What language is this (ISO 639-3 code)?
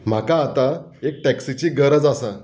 kok